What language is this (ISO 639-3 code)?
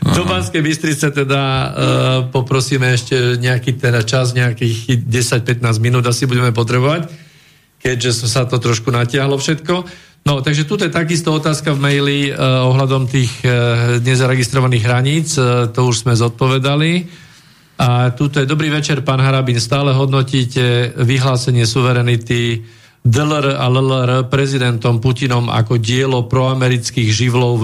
slk